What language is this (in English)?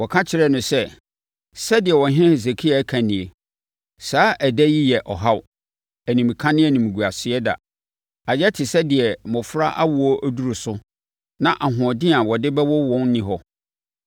Akan